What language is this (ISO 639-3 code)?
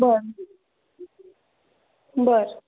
mar